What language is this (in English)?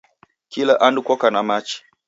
Taita